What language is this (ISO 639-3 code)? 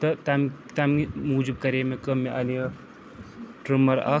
kas